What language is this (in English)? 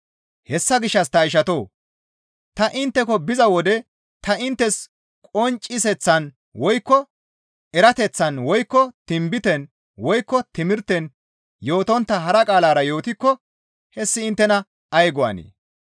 Gamo